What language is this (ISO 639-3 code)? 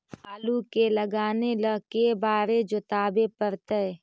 mag